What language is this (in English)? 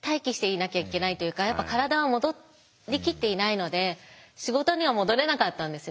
Japanese